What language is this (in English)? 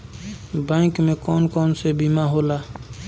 Bhojpuri